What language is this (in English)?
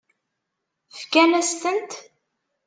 Kabyle